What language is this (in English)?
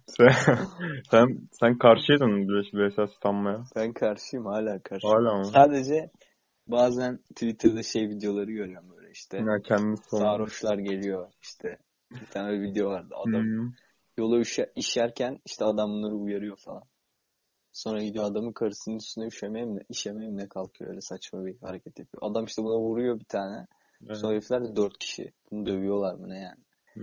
Turkish